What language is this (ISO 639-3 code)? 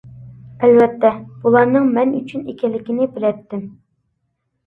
uig